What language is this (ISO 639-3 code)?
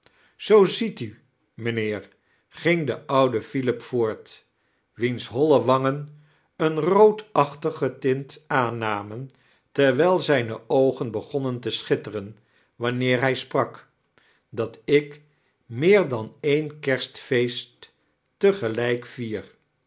nld